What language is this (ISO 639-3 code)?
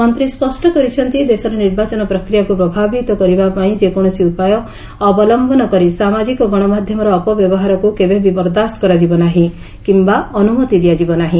ori